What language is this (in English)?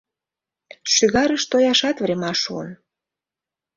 Mari